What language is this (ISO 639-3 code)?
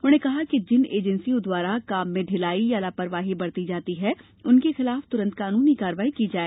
hin